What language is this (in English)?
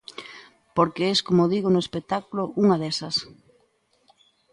Galician